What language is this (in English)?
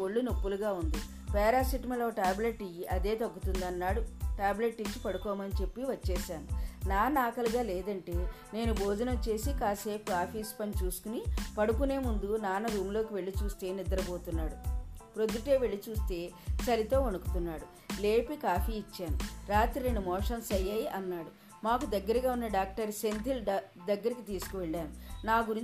Telugu